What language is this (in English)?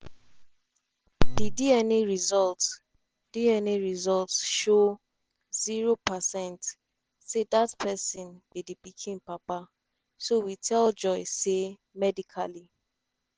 Nigerian Pidgin